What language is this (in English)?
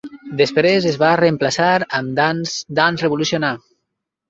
Catalan